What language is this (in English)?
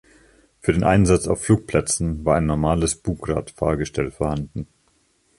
German